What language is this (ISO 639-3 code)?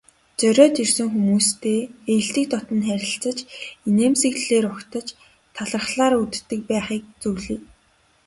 mon